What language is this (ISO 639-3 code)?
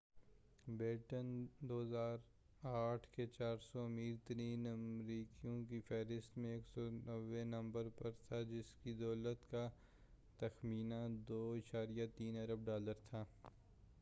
urd